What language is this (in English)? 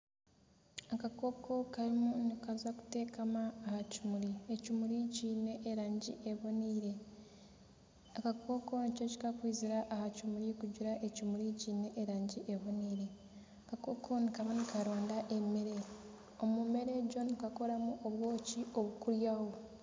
Nyankole